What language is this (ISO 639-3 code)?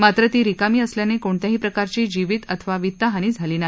mar